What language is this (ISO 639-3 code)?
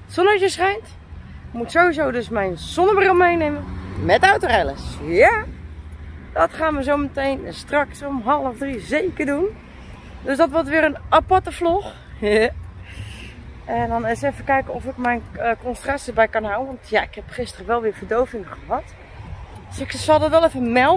nld